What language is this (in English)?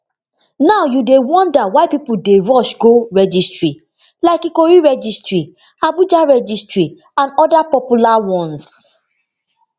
Nigerian Pidgin